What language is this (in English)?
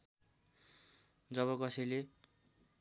Nepali